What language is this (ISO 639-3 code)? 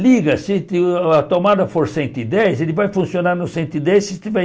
por